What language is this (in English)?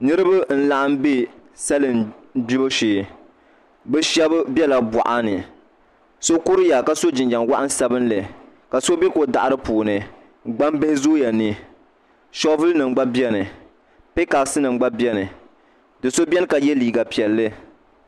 Dagbani